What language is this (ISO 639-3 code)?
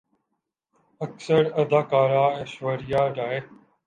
urd